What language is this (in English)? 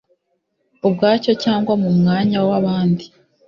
Kinyarwanda